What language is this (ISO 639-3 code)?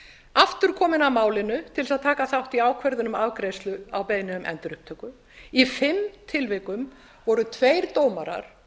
isl